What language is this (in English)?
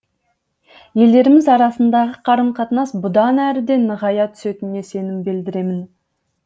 Kazakh